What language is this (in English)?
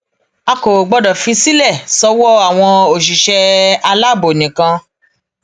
Yoruba